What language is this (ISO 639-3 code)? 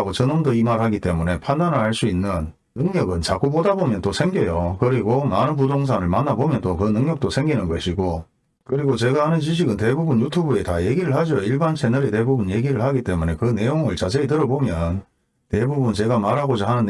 kor